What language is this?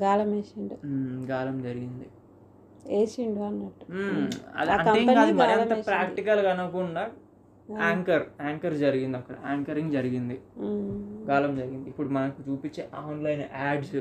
Telugu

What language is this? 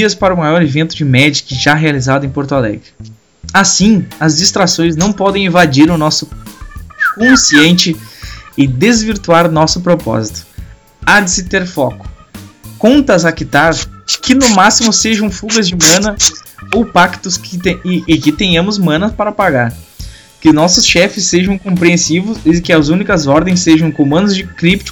Portuguese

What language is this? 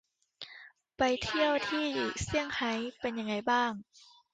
Thai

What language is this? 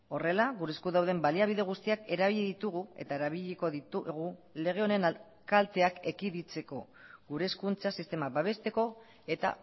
Basque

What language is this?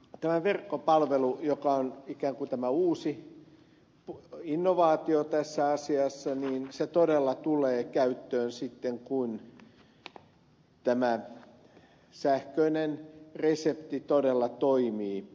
Finnish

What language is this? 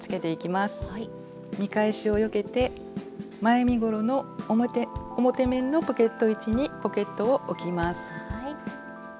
Japanese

